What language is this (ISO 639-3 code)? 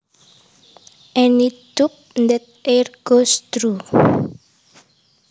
jav